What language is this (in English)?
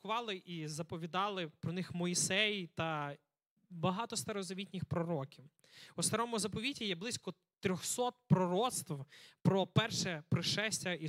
Ukrainian